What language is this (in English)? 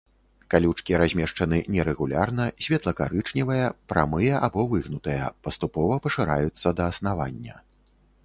Belarusian